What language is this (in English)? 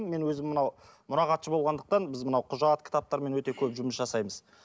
Kazakh